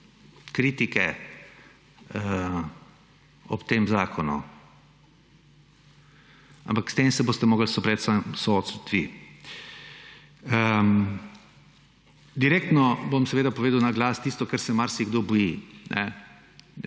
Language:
Slovenian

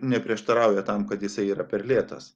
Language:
Lithuanian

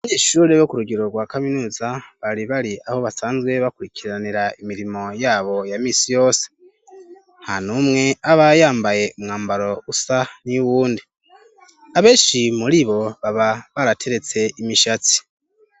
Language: Rundi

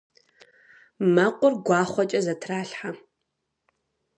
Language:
Kabardian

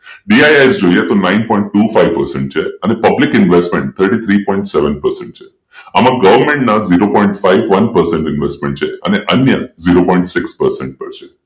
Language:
Gujarati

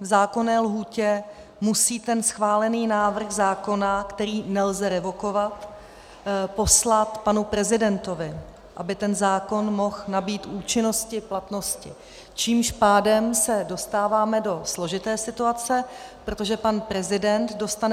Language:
Czech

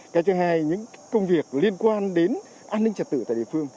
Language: Vietnamese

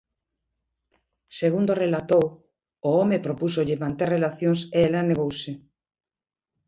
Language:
Galician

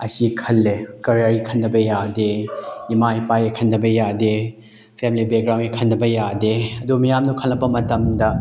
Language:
Manipuri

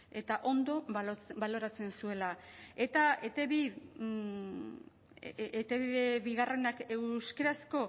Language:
Basque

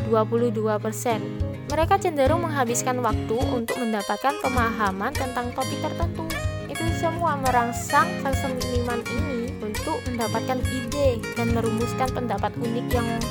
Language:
Indonesian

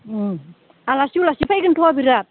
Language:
Bodo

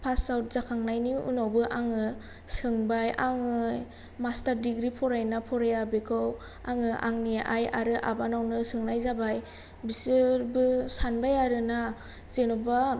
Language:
Bodo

